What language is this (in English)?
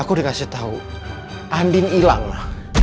Indonesian